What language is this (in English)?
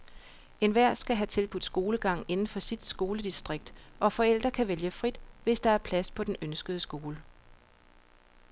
Danish